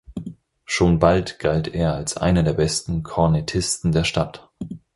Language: German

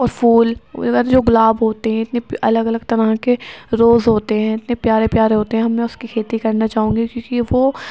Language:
Urdu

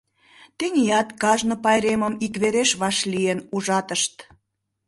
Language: Mari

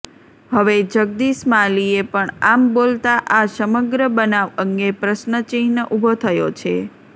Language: Gujarati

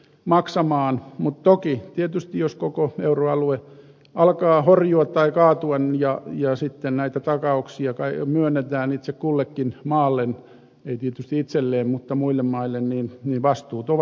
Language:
Finnish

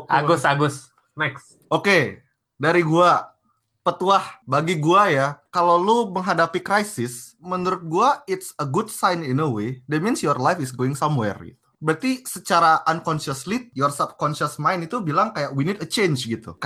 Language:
Indonesian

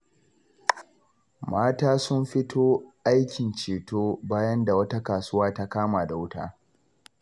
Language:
Hausa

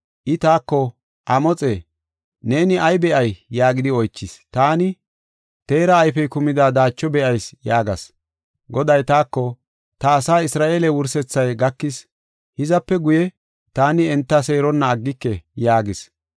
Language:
Gofa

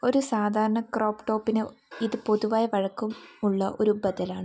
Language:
Malayalam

